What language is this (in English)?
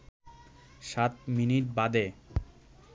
Bangla